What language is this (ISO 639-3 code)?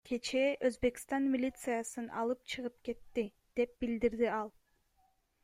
kir